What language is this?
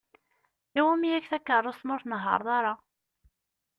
Kabyle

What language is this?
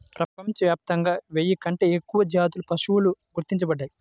Telugu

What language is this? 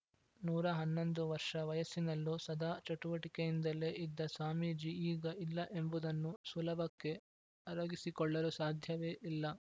Kannada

